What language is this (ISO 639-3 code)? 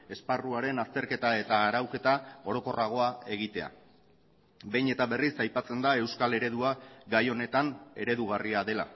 eus